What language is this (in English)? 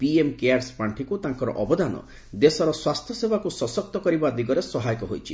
Odia